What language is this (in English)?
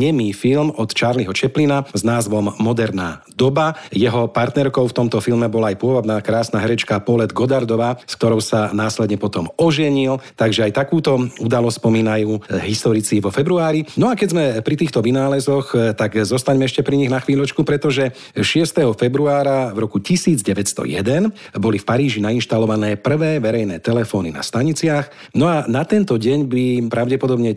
Slovak